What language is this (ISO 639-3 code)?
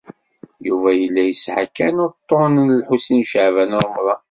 kab